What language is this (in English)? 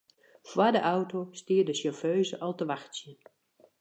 Western Frisian